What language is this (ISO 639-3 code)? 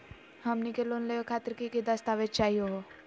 mag